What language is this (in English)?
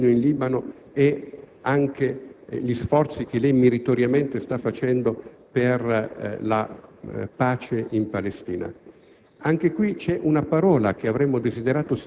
Italian